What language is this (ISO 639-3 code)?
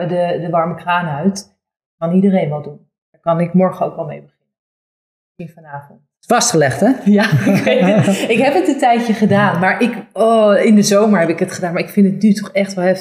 nld